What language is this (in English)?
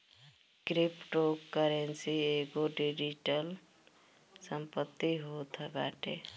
Bhojpuri